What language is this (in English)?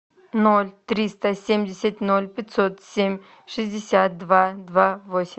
Russian